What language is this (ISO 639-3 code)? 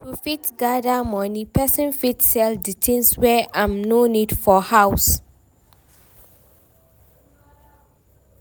pcm